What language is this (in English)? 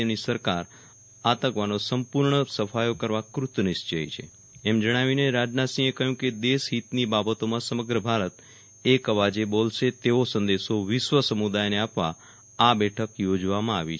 Gujarati